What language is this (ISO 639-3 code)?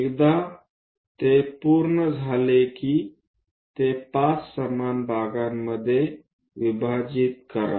mar